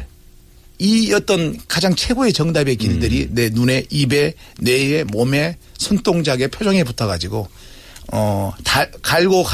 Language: Korean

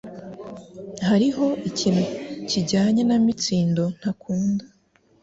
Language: Kinyarwanda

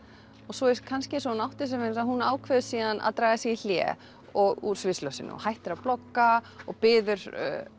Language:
Icelandic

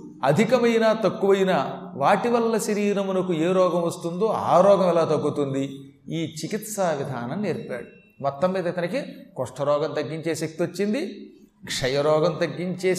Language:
Telugu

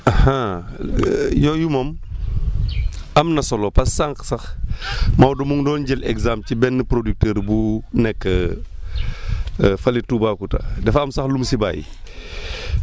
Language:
Wolof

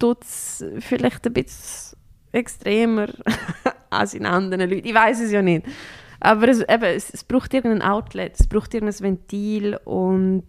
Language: German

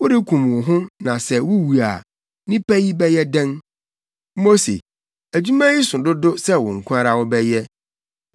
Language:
Akan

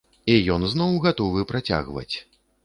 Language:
Belarusian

